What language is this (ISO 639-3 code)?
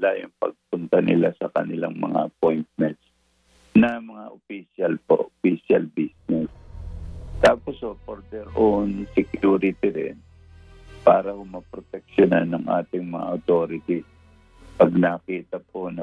fil